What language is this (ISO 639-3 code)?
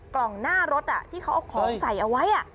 tha